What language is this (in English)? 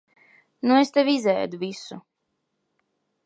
Latvian